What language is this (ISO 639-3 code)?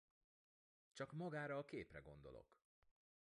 hun